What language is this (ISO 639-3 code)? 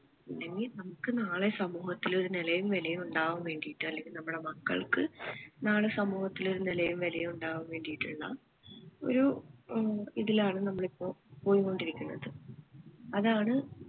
mal